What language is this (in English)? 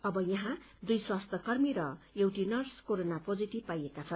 Nepali